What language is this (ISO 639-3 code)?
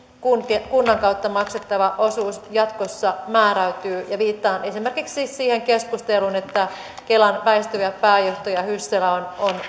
fin